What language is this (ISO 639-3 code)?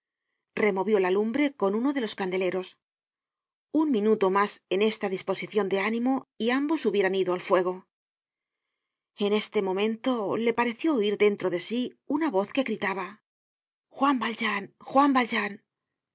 spa